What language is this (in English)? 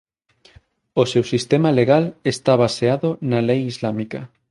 Galician